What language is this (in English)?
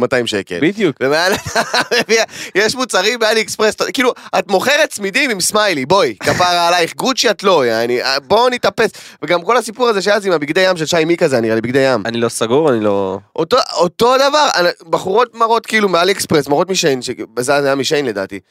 Hebrew